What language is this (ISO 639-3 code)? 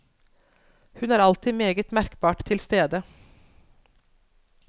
nor